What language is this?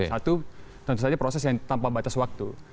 Indonesian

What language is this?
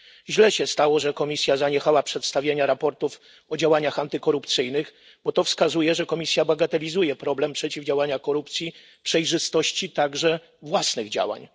Polish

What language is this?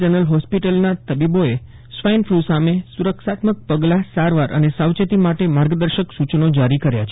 Gujarati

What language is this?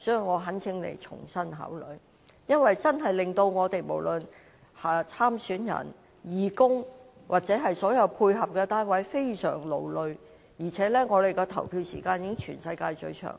Cantonese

